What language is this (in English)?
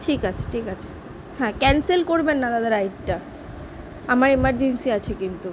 Bangla